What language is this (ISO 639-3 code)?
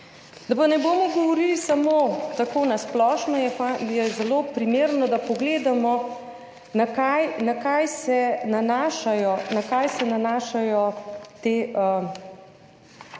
slv